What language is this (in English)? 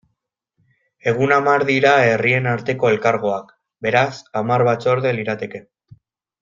Basque